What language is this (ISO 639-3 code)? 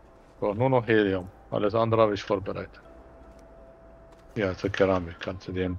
deu